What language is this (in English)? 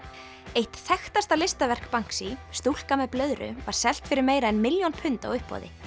Icelandic